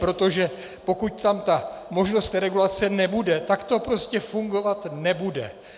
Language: Czech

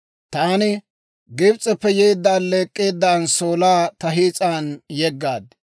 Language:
Dawro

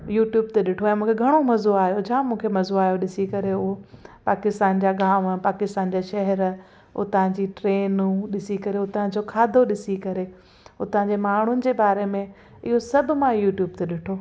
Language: Sindhi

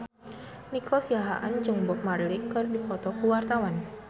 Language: Sundanese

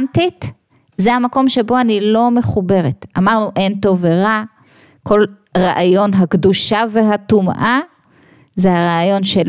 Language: Hebrew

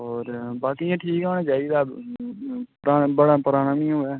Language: Dogri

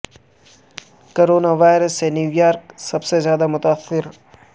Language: Urdu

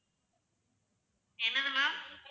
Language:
Tamil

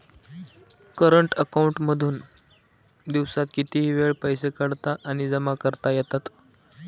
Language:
Marathi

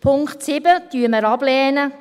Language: Swiss German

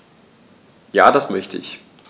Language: German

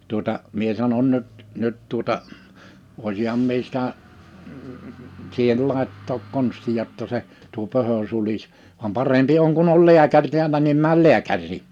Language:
Finnish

